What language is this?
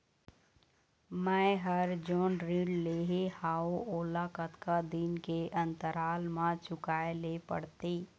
Chhattisgarhi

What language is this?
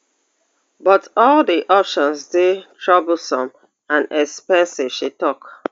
Nigerian Pidgin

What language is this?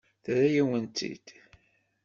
Kabyle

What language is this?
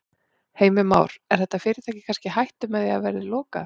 Icelandic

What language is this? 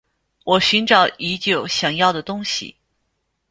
Chinese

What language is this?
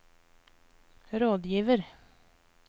Norwegian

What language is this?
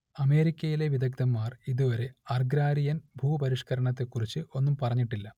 Malayalam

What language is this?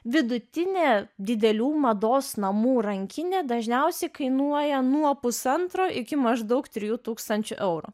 Lithuanian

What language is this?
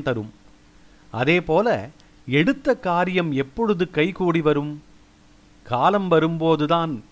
Tamil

